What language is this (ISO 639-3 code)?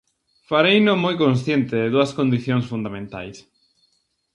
glg